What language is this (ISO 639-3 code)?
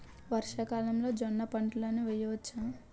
tel